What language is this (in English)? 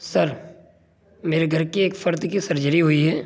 Urdu